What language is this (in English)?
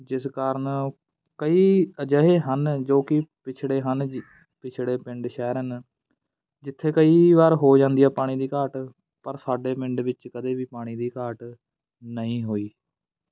Punjabi